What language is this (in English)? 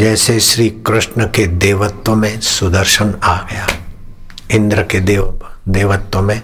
Hindi